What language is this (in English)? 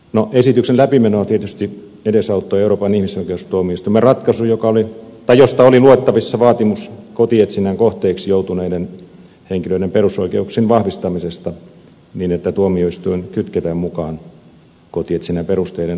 Finnish